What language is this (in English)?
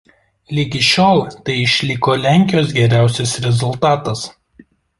Lithuanian